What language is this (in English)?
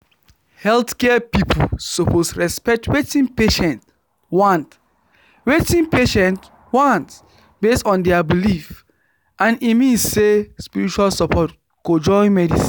Nigerian Pidgin